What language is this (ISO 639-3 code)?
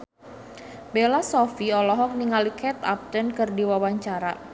sun